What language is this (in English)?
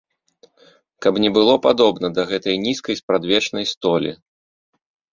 Belarusian